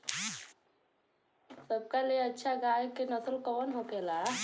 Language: Bhojpuri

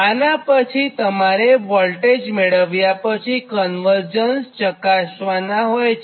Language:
Gujarati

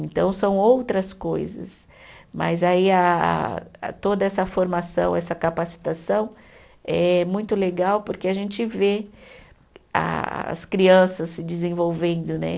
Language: Portuguese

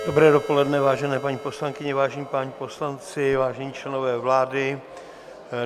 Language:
Czech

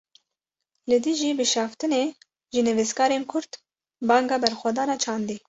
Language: Kurdish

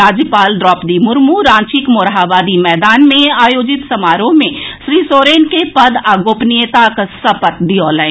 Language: Maithili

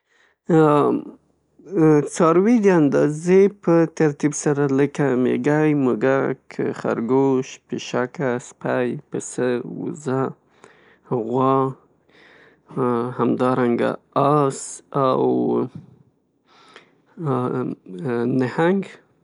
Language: Pashto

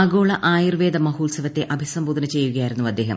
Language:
Malayalam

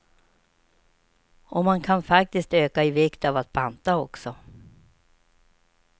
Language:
Swedish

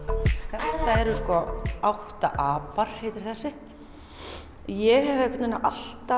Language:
Icelandic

